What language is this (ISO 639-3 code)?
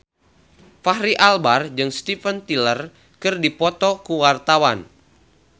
sun